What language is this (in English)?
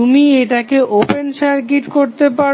Bangla